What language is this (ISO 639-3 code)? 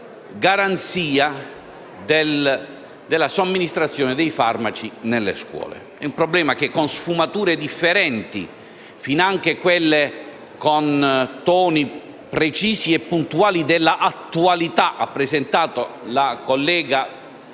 ita